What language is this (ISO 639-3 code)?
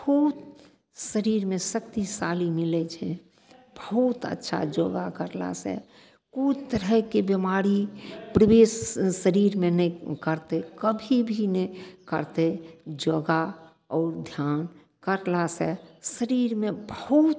mai